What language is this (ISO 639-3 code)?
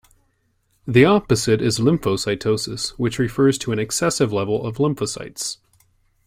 eng